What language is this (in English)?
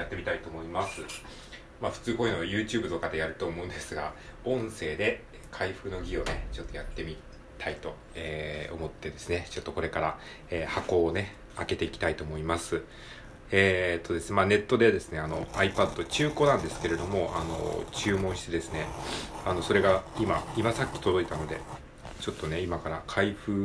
Japanese